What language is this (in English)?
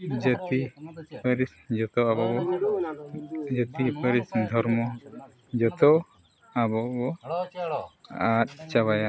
Santali